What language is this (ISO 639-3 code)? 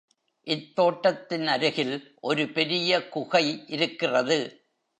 tam